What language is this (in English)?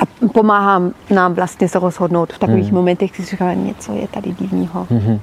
Czech